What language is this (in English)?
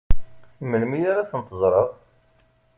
Kabyle